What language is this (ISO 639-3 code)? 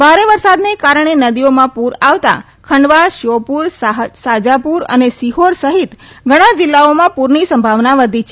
guj